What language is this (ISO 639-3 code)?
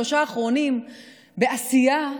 heb